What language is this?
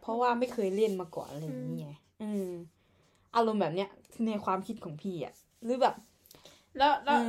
Thai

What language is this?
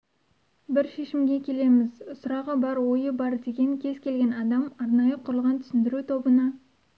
Kazakh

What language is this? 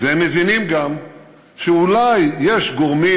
Hebrew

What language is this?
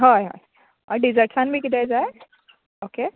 Konkani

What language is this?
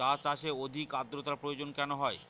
Bangla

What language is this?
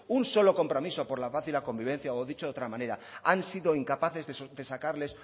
Spanish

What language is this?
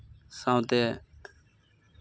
Santali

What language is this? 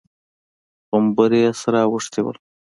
Pashto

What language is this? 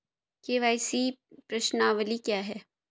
Hindi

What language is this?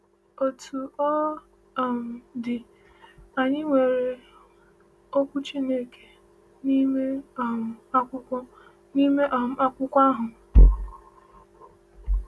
Igbo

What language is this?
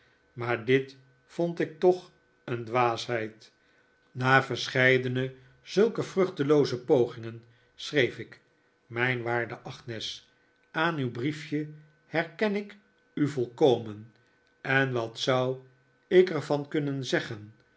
Dutch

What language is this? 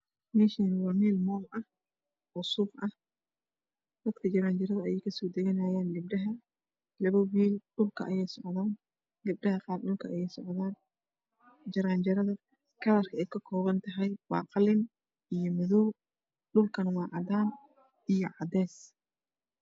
Somali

